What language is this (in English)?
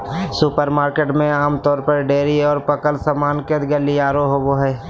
Magahi